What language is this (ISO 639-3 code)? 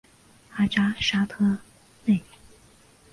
zho